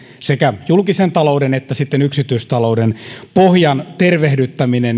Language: Finnish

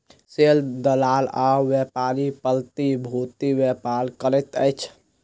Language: Maithili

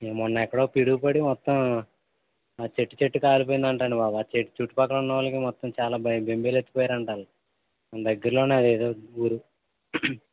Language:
Telugu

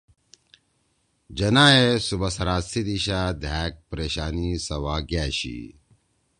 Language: Torwali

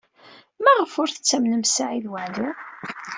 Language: Kabyle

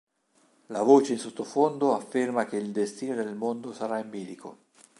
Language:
Italian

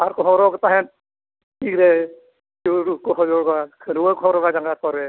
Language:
Santali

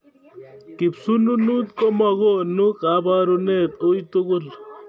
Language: Kalenjin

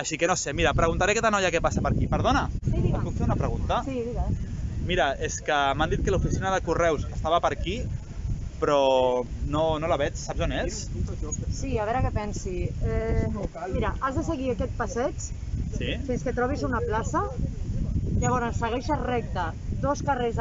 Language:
Catalan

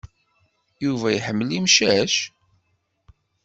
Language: Kabyle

